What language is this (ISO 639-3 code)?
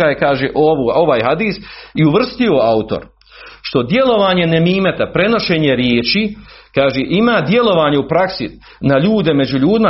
hrv